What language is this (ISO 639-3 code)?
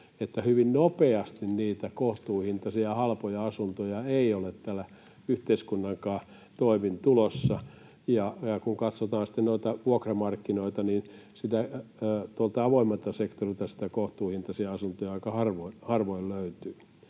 fin